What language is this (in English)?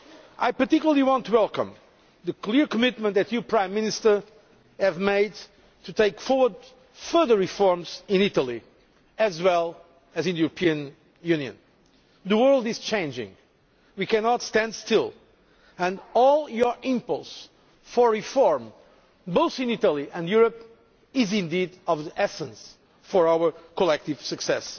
English